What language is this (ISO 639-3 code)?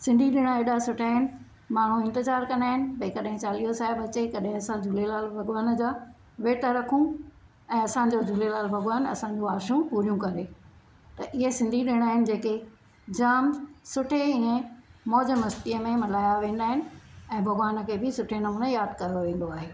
snd